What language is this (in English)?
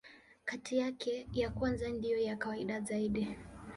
Swahili